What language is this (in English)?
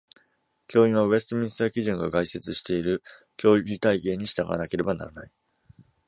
Japanese